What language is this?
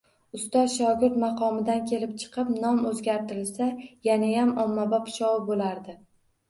Uzbek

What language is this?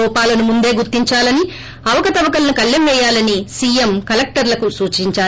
Telugu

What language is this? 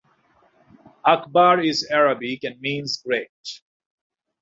English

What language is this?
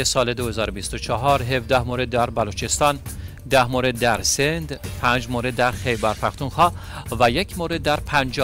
Persian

